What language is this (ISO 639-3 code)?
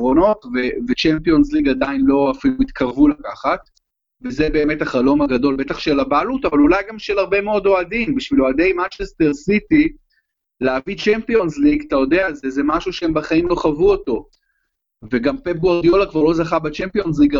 heb